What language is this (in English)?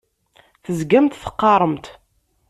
Kabyle